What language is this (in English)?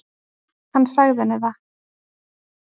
Icelandic